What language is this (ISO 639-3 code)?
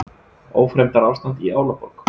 isl